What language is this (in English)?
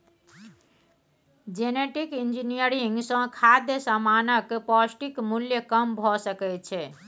Maithili